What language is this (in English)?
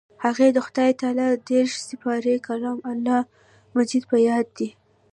Pashto